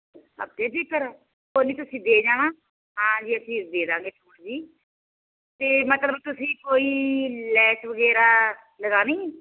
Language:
Punjabi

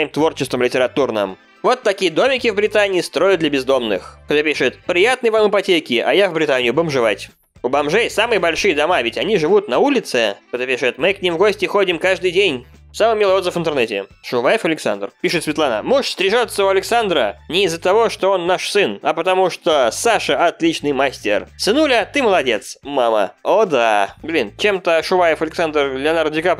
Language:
Russian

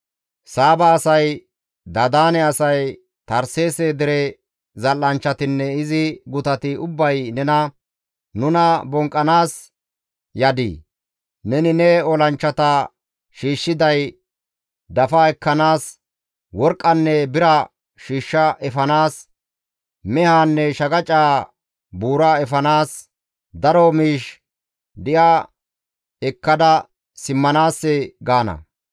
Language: Gamo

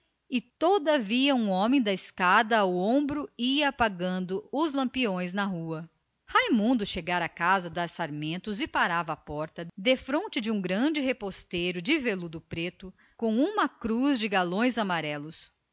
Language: Portuguese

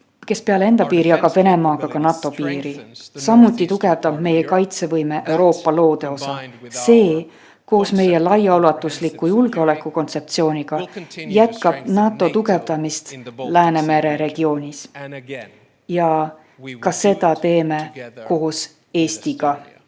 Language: Estonian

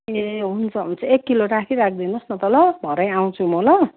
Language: Nepali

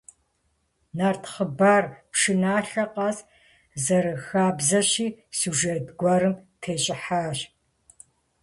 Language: Kabardian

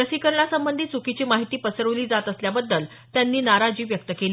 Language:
Marathi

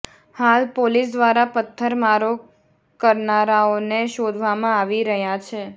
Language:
Gujarati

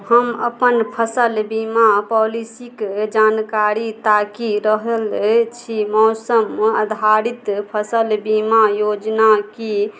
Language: Maithili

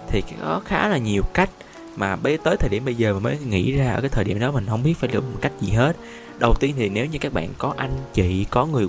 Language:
Vietnamese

